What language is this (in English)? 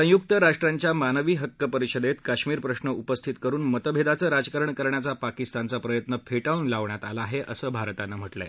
Marathi